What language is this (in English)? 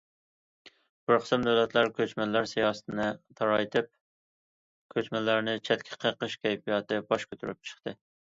Uyghur